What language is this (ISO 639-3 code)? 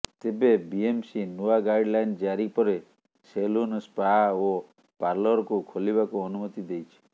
ori